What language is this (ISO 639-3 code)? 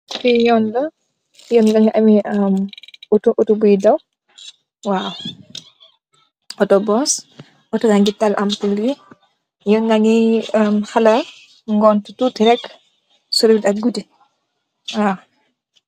wol